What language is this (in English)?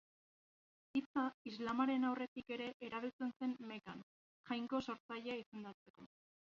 Basque